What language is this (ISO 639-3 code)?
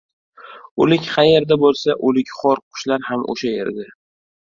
uzb